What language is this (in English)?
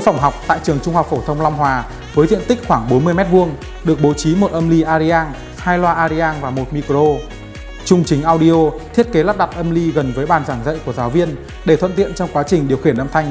Vietnamese